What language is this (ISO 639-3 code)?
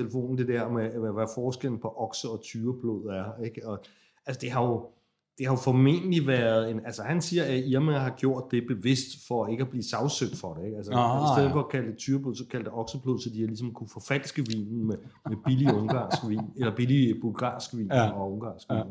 dan